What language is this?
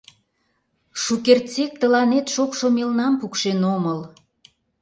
Mari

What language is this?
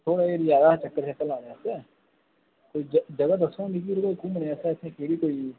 Dogri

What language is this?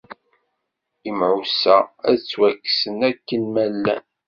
Kabyle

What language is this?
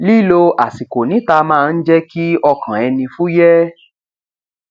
Yoruba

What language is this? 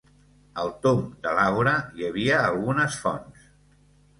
Catalan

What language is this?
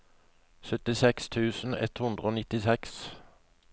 Norwegian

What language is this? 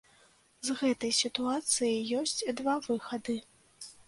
Belarusian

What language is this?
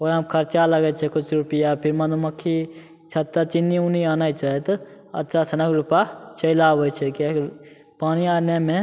Maithili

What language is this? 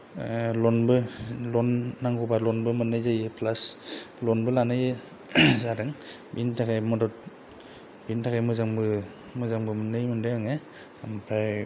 Bodo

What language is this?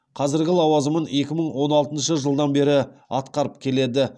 Kazakh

